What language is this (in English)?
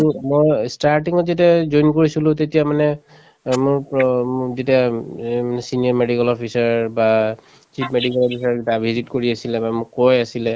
Assamese